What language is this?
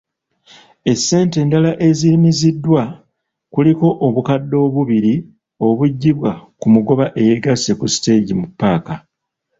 Ganda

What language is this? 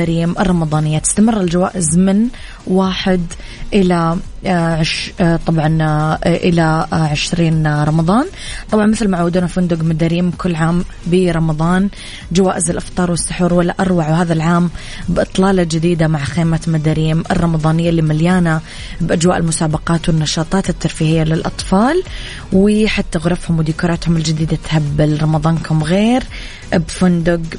Arabic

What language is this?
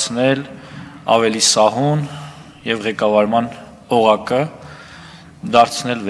Romanian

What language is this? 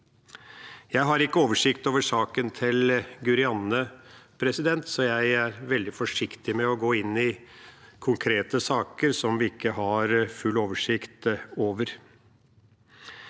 Norwegian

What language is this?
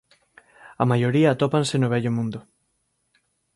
Galician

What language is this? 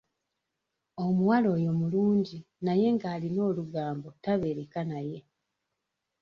Ganda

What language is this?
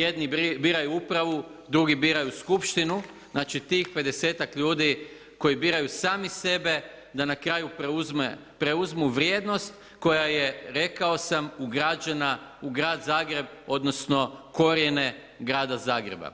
Croatian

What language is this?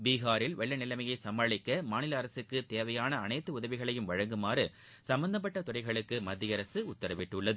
Tamil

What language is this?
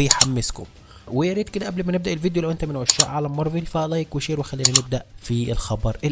Arabic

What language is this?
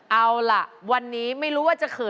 Thai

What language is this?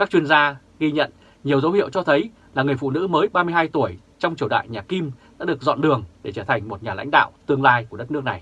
Vietnamese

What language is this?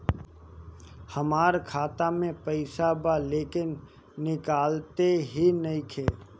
Bhojpuri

